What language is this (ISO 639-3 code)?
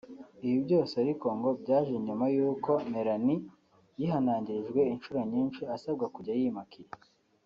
kin